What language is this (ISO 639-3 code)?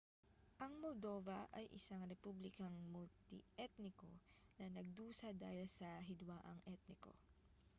fil